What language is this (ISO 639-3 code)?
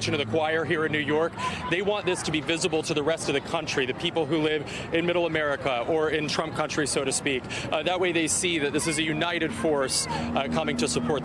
eng